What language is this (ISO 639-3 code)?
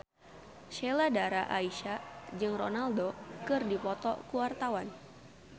sun